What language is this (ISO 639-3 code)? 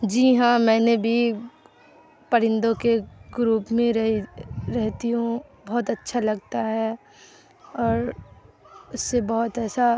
urd